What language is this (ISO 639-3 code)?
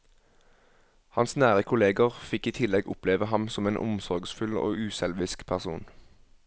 nor